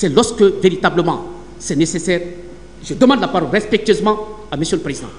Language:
French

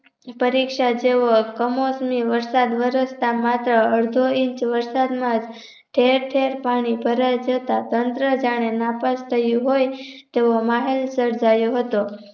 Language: Gujarati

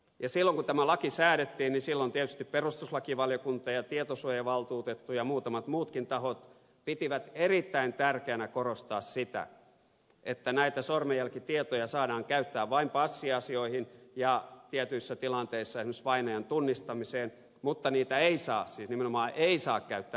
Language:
Finnish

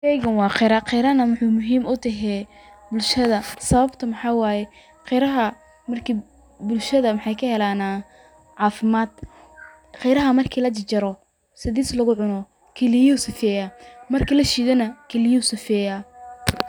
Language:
Somali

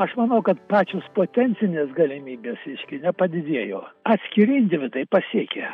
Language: Lithuanian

